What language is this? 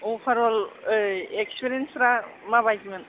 Bodo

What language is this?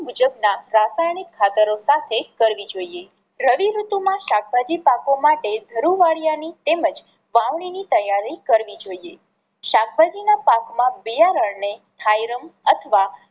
Gujarati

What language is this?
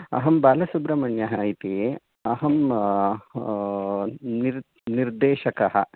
Sanskrit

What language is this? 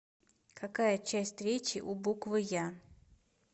Russian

